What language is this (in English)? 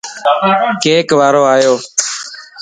Lasi